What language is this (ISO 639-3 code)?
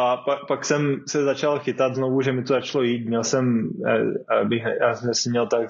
ces